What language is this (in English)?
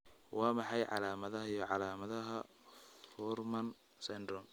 Somali